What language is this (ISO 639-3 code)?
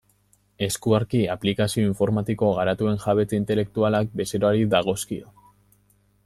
eus